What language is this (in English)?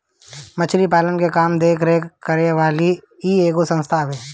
Bhojpuri